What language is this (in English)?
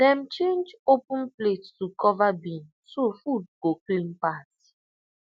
Nigerian Pidgin